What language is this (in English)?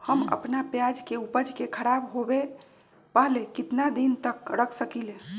Magahi